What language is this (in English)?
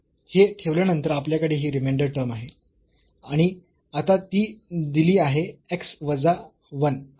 Marathi